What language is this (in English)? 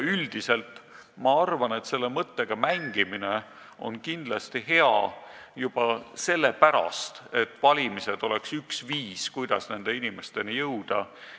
Estonian